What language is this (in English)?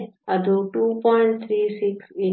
Kannada